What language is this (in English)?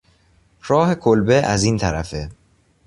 Persian